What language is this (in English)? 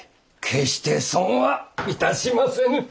Japanese